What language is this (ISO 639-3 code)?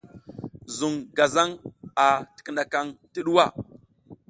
giz